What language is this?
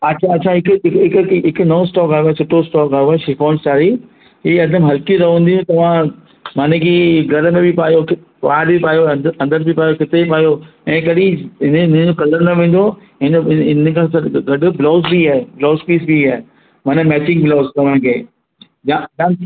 Sindhi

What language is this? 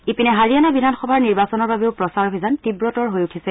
Assamese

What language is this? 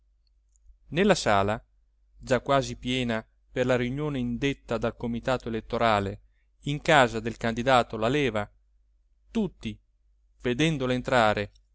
Italian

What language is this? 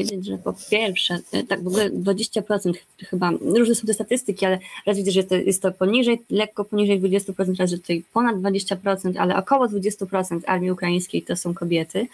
Polish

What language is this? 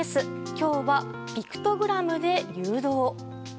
Japanese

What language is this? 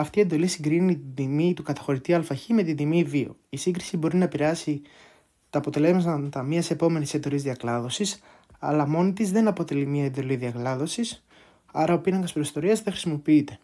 Greek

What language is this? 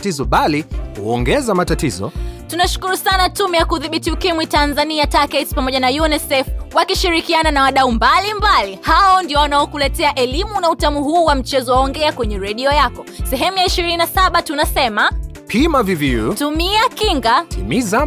Swahili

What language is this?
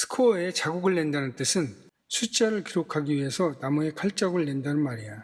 Korean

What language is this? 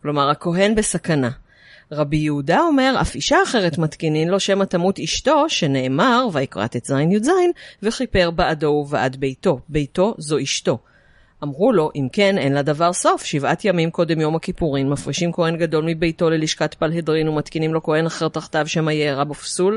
Hebrew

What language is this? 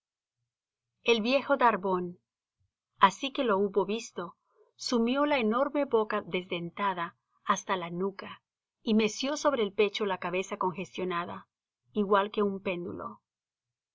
Spanish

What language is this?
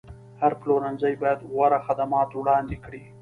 Pashto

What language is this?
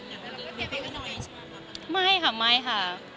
Thai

